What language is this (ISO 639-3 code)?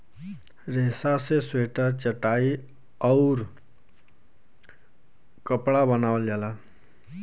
bho